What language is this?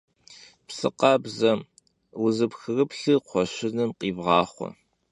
Kabardian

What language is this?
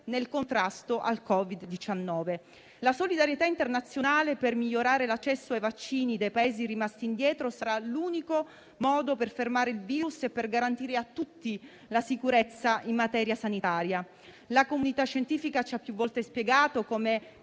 Italian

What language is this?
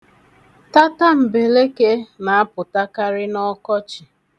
Igbo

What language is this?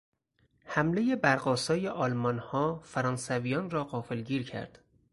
Persian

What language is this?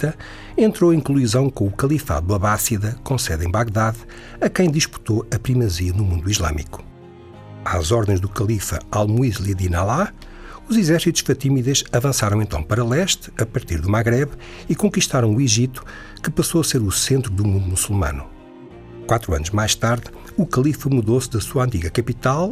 Portuguese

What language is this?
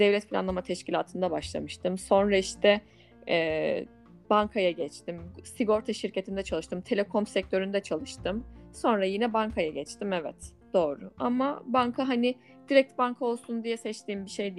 Turkish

